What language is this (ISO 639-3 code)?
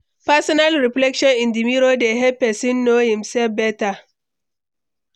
pcm